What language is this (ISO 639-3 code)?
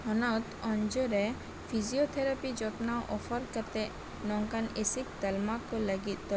sat